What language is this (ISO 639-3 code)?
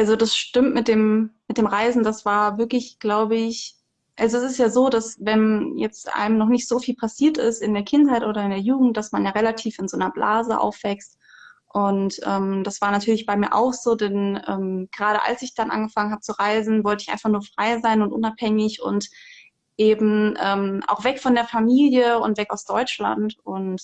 deu